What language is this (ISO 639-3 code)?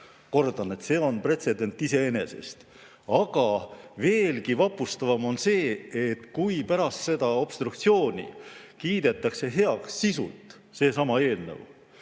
est